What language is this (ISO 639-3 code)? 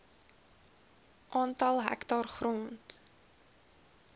afr